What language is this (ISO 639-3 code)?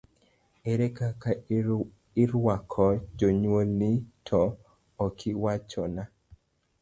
luo